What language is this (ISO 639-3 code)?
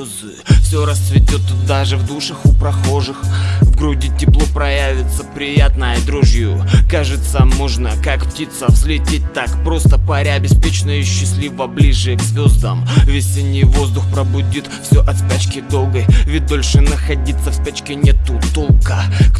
rus